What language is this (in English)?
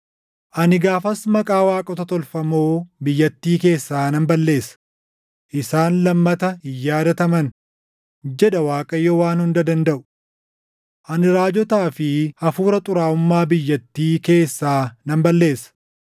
Oromo